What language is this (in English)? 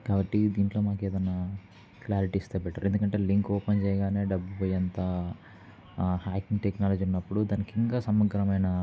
Telugu